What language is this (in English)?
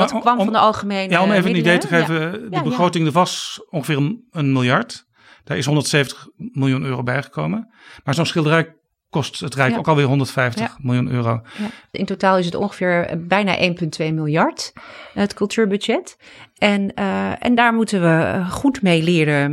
Dutch